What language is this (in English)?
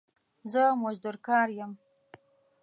Pashto